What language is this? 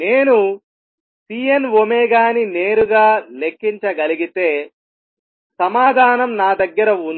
Telugu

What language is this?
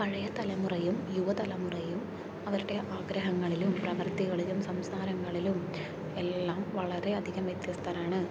Malayalam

